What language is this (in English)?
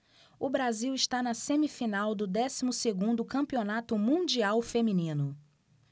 Portuguese